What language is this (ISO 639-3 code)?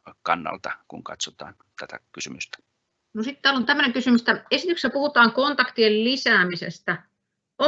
fin